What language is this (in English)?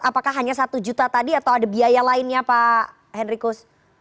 Indonesian